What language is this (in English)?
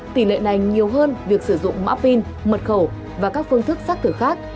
Vietnamese